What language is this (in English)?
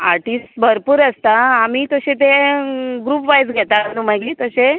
Konkani